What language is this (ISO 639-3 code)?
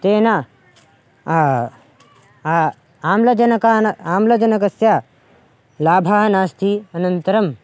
san